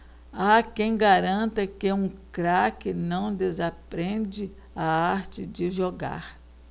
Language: Portuguese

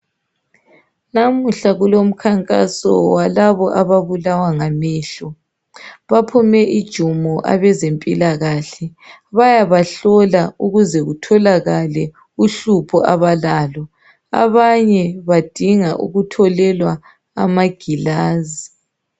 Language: North Ndebele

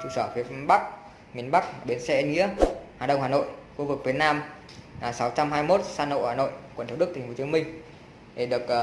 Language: Vietnamese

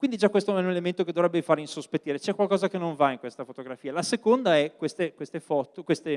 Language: Italian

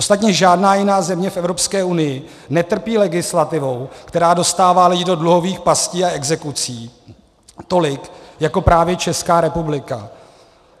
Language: Czech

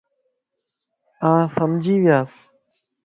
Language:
Lasi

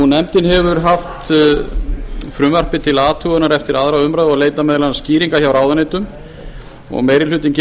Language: Icelandic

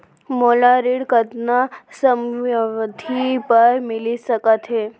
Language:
Chhattisgarhi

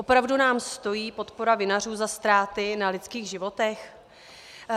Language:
Czech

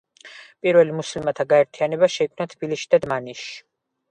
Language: Georgian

